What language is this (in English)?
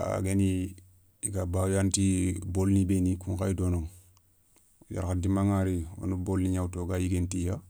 Soninke